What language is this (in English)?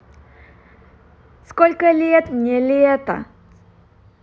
Russian